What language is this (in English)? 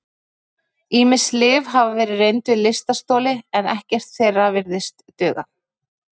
Icelandic